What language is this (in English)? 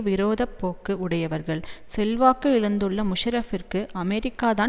Tamil